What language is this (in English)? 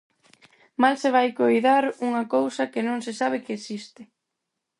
Galician